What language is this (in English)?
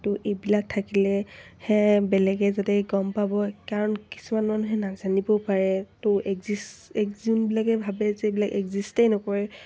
Assamese